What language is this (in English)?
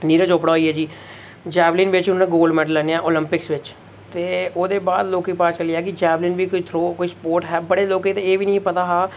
Dogri